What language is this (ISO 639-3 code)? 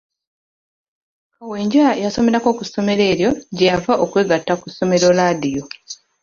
lug